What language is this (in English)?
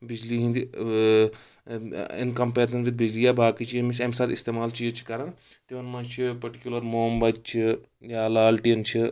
Kashmiri